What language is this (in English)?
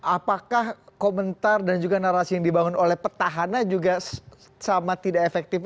Indonesian